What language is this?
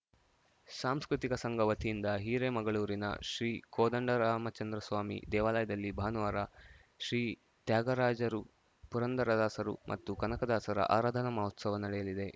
Kannada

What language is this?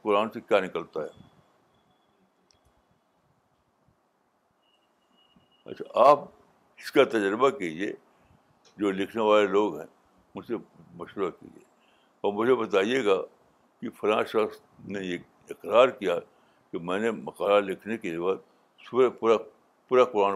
Urdu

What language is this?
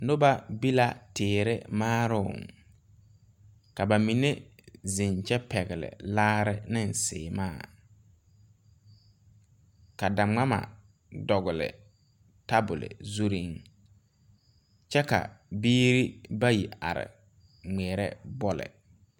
Southern Dagaare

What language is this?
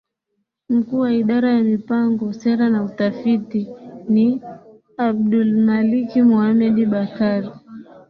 Swahili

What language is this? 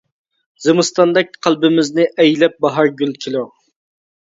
Uyghur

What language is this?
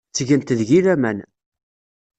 Kabyle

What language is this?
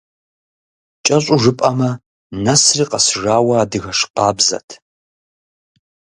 Kabardian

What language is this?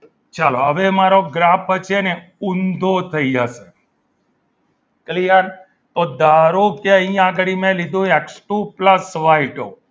Gujarati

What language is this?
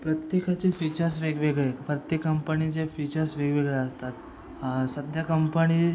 Marathi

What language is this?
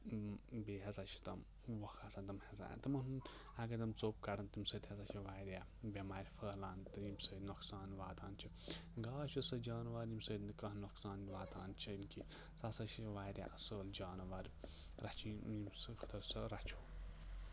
Kashmiri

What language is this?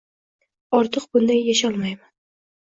Uzbek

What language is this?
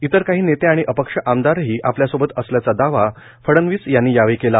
Marathi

